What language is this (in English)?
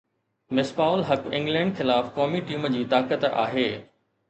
Sindhi